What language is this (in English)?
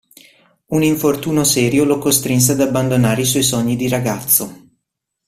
Italian